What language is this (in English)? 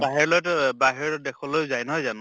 Assamese